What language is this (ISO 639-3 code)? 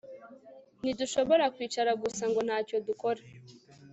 kin